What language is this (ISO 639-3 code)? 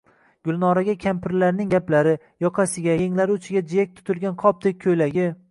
uzb